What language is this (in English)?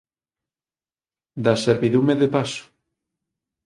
Galician